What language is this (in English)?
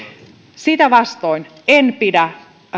Finnish